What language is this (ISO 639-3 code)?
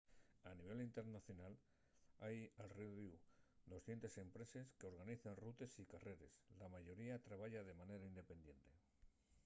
ast